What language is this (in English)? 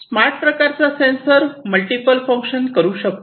Marathi